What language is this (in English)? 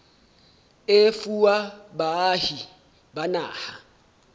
Southern Sotho